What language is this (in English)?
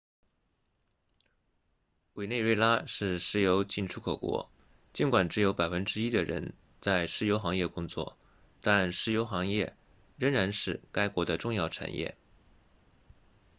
Chinese